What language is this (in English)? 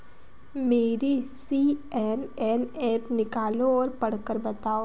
Hindi